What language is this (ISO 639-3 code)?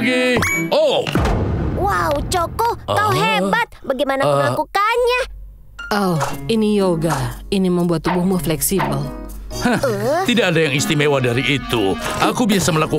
ind